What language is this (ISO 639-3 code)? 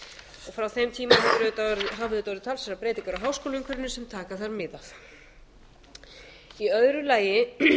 isl